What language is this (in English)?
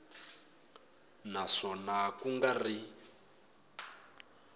Tsonga